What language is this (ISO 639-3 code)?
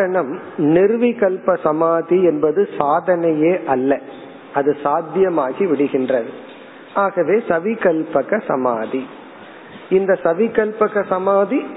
tam